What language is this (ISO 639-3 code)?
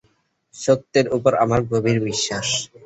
ben